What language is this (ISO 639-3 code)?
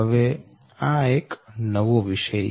guj